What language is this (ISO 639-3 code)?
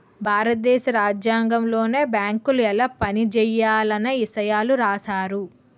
tel